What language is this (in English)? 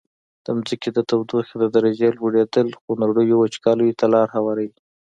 Pashto